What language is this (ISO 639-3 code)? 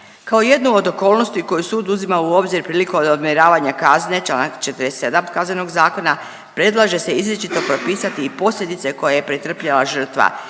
hrv